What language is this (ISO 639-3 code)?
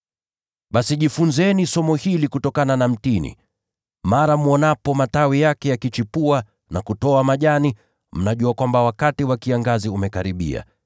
swa